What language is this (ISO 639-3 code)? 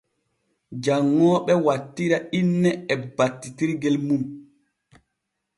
fue